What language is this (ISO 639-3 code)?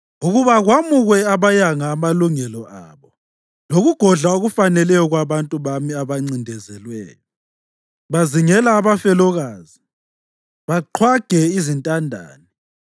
nde